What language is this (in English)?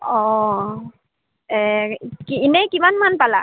Assamese